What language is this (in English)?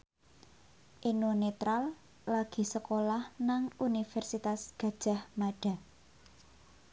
Javanese